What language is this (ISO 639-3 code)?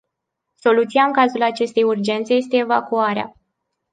ron